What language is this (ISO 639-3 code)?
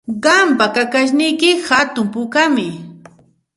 qxt